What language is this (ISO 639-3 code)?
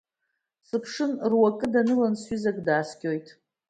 abk